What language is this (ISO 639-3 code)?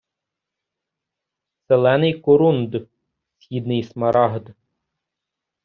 ukr